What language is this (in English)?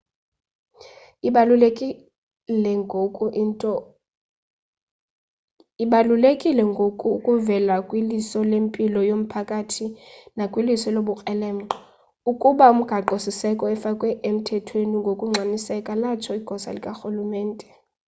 Xhosa